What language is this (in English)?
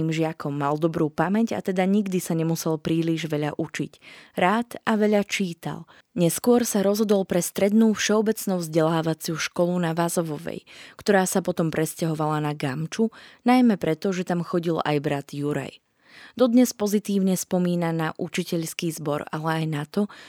Slovak